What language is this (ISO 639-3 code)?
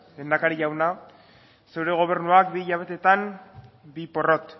eus